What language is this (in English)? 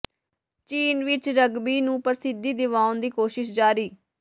Punjabi